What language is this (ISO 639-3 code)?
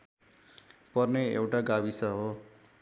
nep